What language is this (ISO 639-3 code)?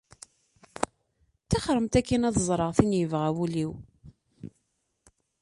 kab